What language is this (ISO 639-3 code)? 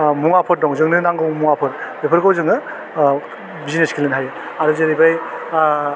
brx